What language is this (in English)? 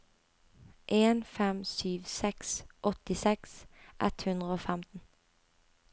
Norwegian